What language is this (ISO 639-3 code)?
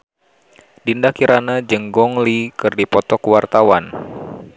sun